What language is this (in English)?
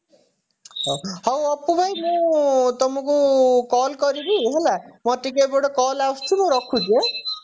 Odia